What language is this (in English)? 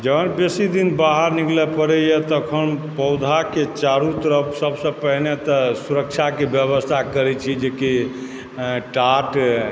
Maithili